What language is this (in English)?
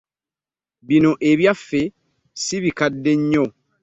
Ganda